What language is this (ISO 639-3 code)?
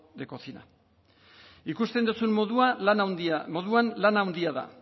eus